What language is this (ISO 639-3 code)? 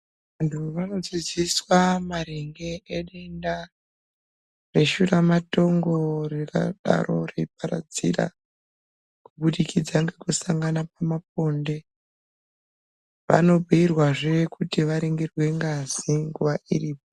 ndc